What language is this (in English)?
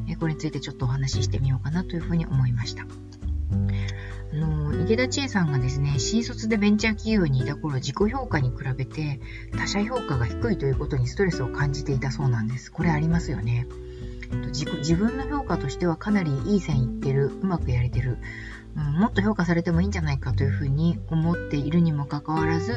Japanese